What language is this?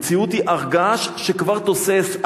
Hebrew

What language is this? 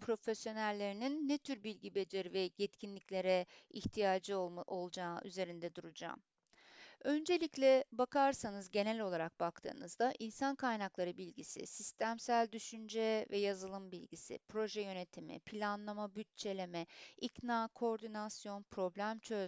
Turkish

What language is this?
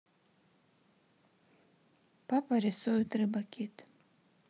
Russian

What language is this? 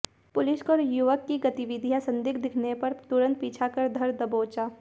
Hindi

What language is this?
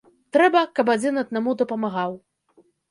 Belarusian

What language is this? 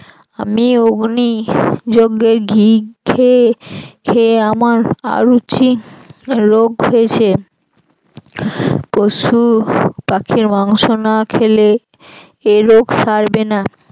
Bangla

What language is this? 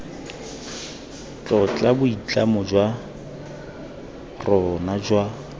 Tswana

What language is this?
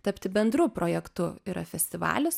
Lithuanian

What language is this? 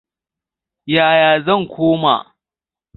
Hausa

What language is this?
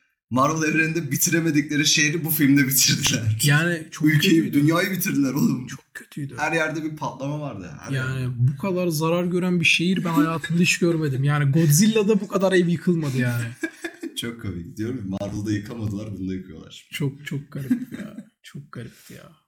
Turkish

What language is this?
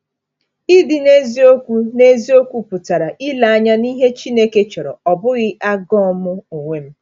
Igbo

